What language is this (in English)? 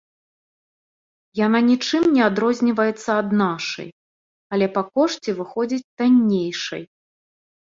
Belarusian